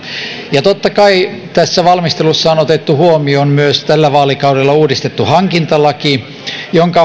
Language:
Finnish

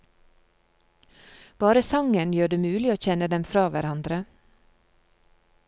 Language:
Norwegian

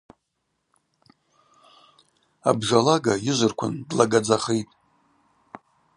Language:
Abaza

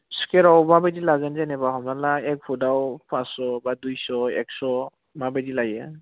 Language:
Bodo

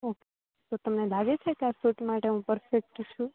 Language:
Gujarati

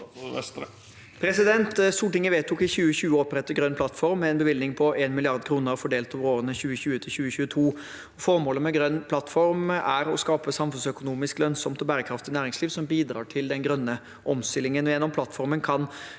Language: Norwegian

